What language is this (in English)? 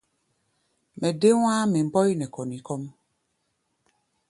Gbaya